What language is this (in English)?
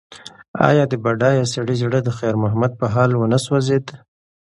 Pashto